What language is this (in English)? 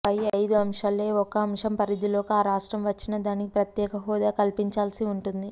Telugu